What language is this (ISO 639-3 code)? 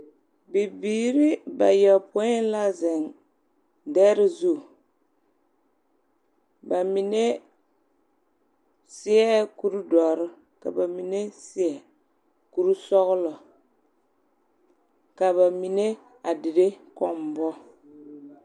dga